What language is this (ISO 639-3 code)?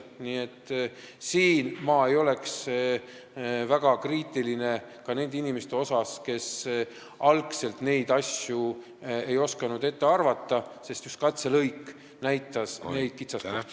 est